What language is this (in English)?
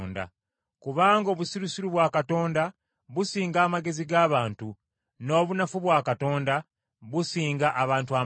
Ganda